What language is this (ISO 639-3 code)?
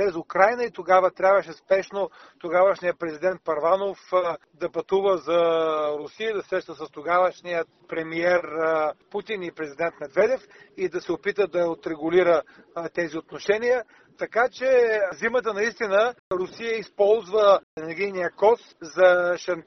bul